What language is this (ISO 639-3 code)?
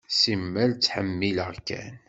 kab